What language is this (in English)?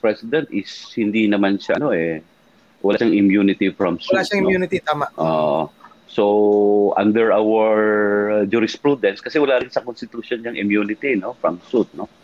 Filipino